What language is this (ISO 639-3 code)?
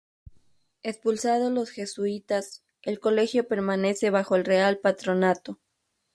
spa